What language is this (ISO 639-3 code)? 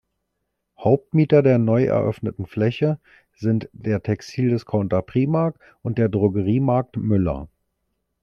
deu